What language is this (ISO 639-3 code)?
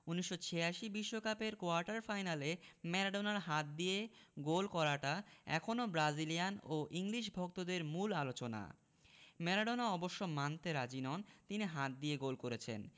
ben